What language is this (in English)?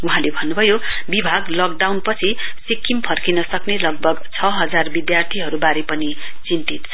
Nepali